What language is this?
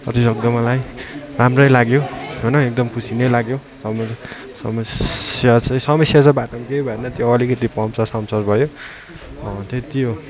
Nepali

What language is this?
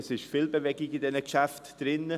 Swiss German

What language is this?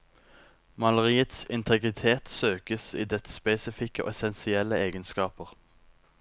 Norwegian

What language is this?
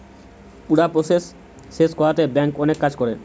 Bangla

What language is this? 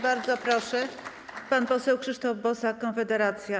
Polish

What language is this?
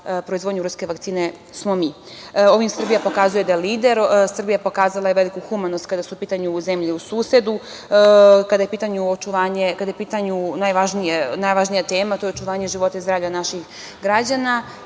Serbian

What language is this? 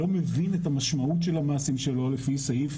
Hebrew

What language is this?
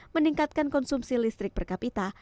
Indonesian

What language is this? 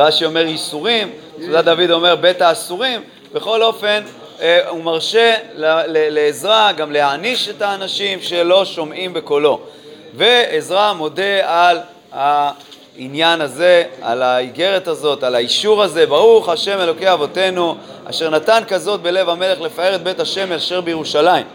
Hebrew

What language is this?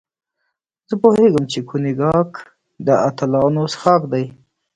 Pashto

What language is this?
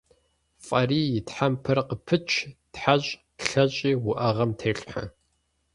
Kabardian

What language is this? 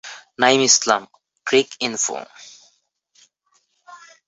Bangla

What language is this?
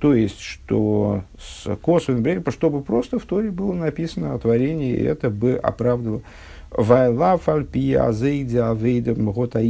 Russian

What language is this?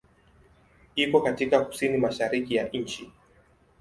Swahili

